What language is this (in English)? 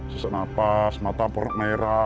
Indonesian